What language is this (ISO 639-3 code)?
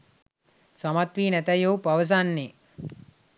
sin